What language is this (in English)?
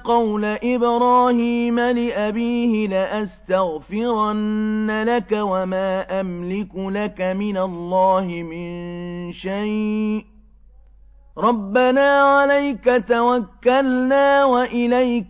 Arabic